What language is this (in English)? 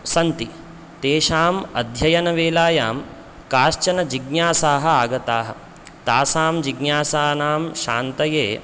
Sanskrit